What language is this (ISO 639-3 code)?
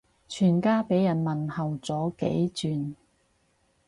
yue